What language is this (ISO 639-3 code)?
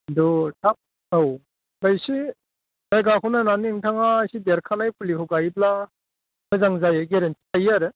brx